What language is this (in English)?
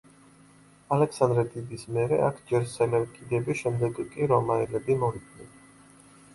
Georgian